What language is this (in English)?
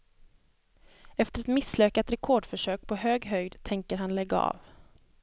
Swedish